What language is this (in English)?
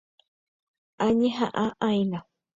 Guarani